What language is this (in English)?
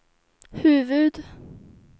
Swedish